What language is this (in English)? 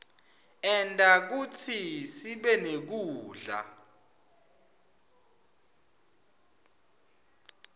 Swati